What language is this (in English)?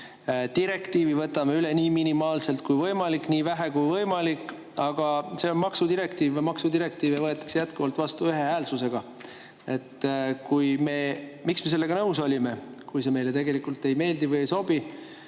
Estonian